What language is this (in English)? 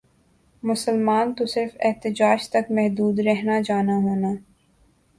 Urdu